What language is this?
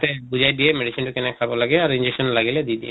Assamese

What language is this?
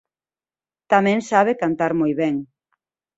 Galician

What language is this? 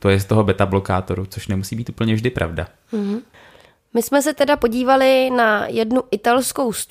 Czech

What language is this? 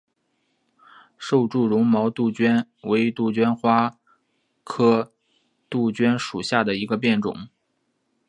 Chinese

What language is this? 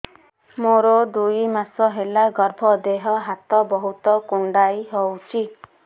Odia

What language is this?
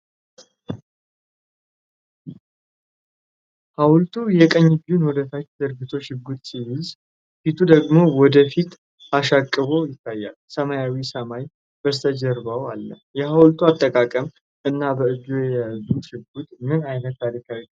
Amharic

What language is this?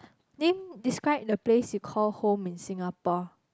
English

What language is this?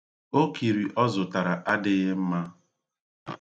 Igbo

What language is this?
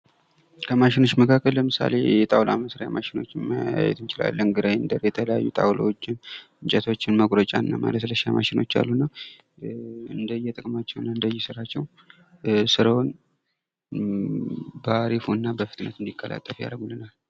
Amharic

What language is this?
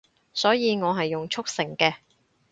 Cantonese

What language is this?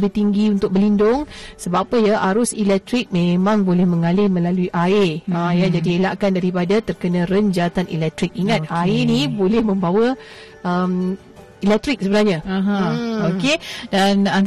Malay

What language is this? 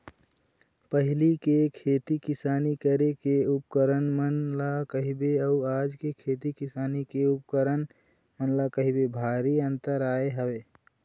Chhattisgarhi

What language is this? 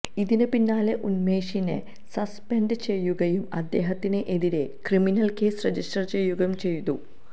Malayalam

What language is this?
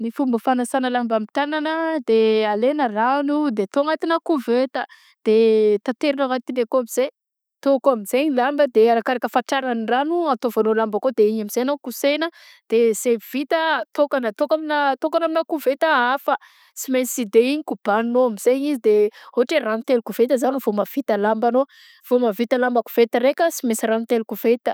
Southern Betsimisaraka Malagasy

